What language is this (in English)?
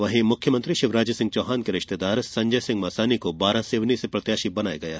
Hindi